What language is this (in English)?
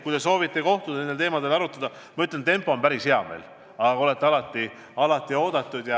Estonian